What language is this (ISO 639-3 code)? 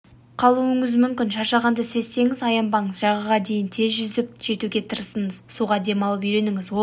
kaz